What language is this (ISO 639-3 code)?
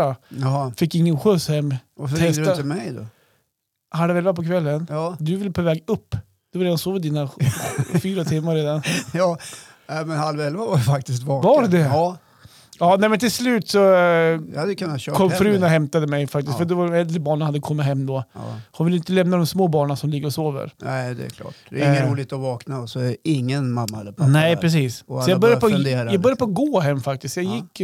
swe